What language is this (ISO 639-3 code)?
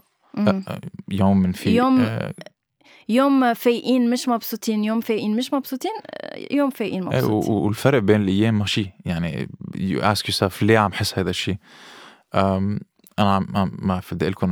ara